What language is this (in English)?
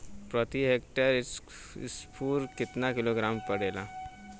Bhojpuri